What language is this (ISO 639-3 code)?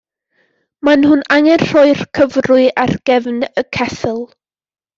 cym